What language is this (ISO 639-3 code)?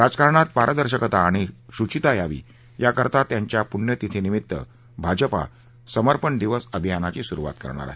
mar